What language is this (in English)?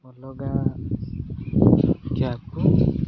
Odia